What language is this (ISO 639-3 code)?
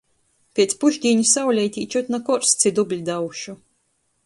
ltg